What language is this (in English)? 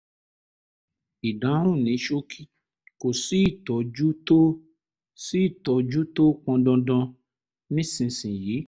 Yoruba